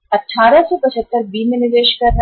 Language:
Hindi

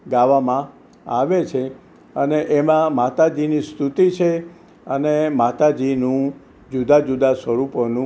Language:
Gujarati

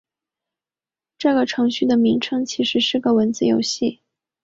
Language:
Chinese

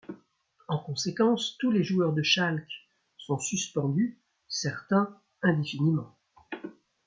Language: French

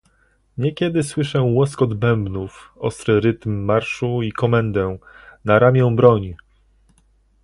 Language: Polish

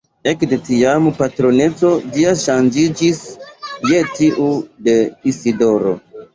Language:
Esperanto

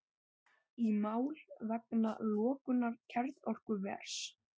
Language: Icelandic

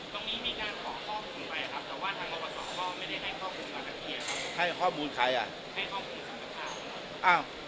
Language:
Thai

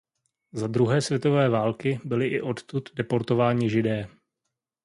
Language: Czech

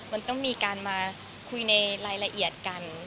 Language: Thai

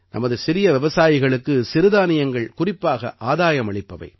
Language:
Tamil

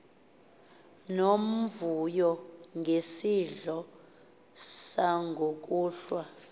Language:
Xhosa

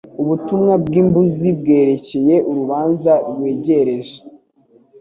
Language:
Kinyarwanda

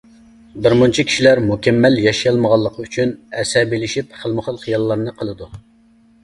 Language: Uyghur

